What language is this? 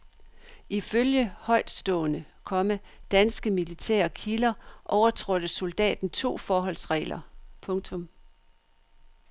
Danish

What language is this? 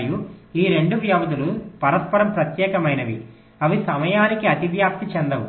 Telugu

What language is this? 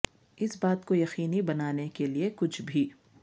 Urdu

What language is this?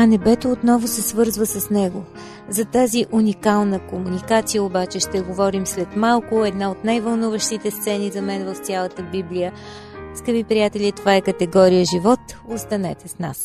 Bulgarian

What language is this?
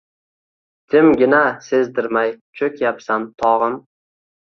Uzbek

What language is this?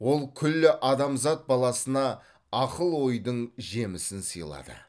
Kazakh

